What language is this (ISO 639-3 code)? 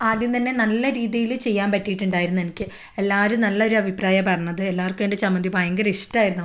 mal